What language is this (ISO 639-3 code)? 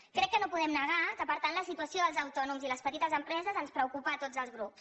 cat